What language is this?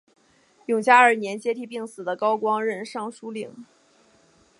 Chinese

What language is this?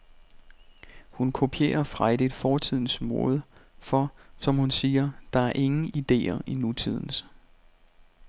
Danish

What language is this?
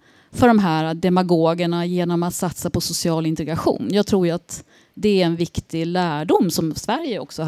Swedish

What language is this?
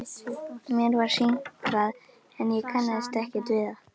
Icelandic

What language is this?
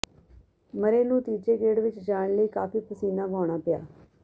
Punjabi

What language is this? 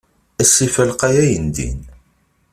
Kabyle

